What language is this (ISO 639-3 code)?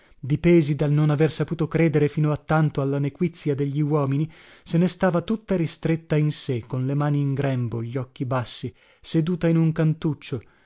ita